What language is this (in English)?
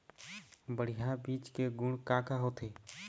Chhattisgarhi